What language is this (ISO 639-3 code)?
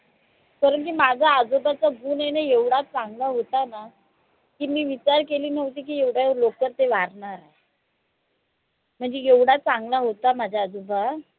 mar